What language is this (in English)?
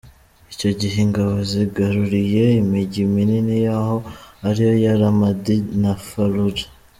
Kinyarwanda